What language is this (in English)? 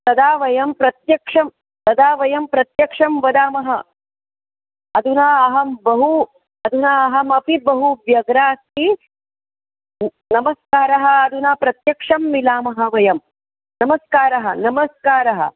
Sanskrit